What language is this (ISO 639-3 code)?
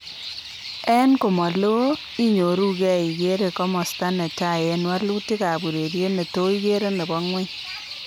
kln